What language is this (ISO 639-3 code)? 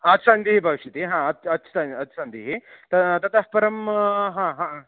san